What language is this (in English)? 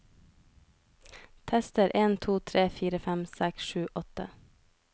Norwegian